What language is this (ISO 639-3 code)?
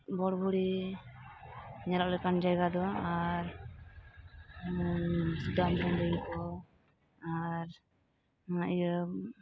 sat